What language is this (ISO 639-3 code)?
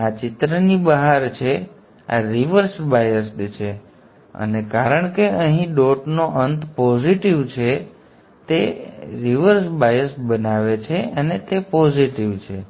guj